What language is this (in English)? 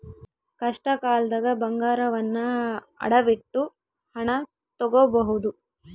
Kannada